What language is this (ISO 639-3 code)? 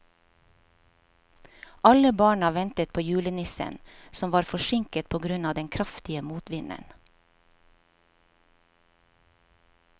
nor